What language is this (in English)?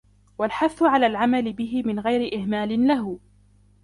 Arabic